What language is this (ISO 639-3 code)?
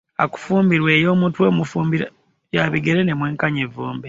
lug